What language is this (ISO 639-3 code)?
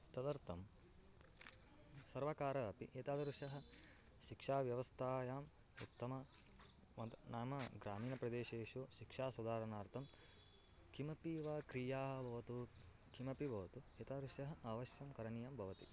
san